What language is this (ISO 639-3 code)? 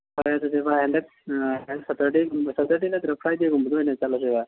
mni